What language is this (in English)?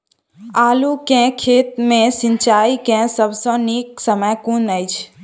Maithili